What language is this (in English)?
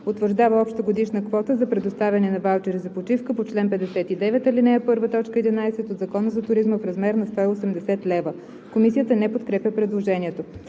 Bulgarian